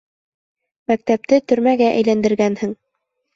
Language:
Bashkir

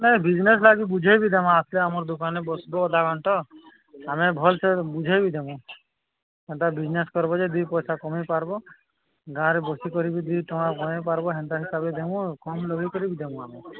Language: Odia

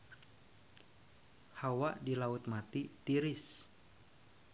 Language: Sundanese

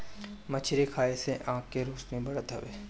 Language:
Bhojpuri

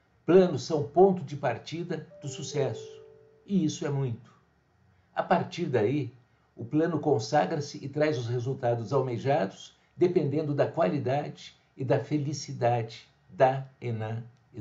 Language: Portuguese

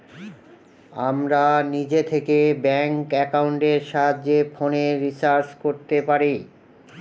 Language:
Bangla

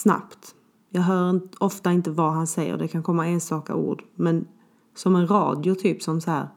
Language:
Swedish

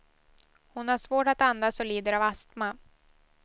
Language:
Swedish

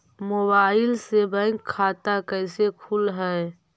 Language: Magahi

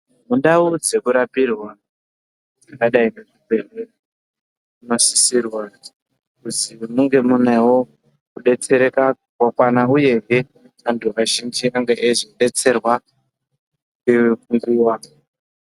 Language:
Ndau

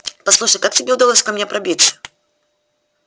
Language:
Russian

